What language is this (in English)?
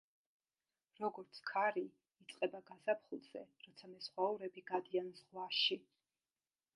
Georgian